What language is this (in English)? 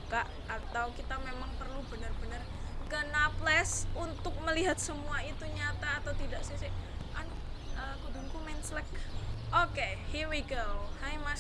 Indonesian